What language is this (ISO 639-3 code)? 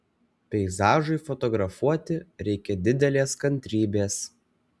lit